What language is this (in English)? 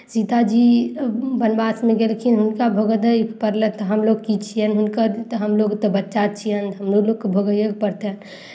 Maithili